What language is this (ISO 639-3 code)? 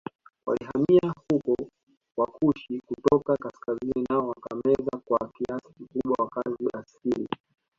swa